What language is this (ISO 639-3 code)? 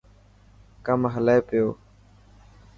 mki